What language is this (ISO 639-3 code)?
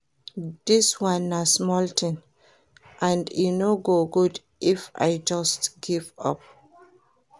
pcm